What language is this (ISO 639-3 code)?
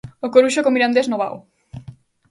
glg